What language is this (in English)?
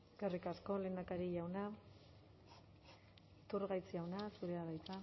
Basque